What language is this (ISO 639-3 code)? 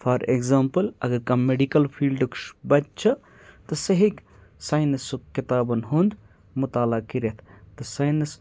kas